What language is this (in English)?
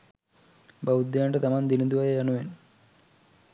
Sinhala